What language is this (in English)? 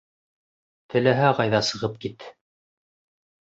Bashkir